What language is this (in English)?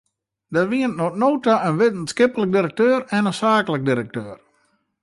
Western Frisian